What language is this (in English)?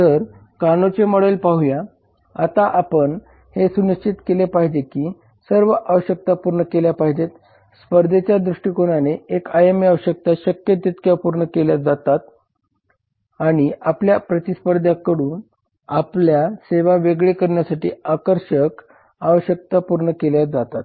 Marathi